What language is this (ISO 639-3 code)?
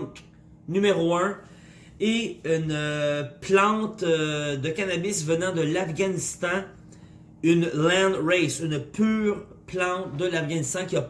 fra